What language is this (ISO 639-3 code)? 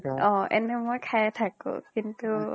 asm